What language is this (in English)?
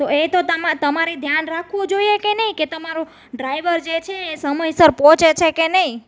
Gujarati